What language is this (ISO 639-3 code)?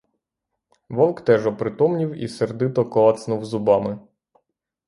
ukr